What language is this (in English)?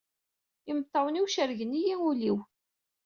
Kabyle